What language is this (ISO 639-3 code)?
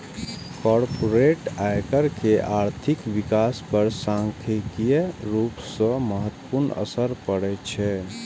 mai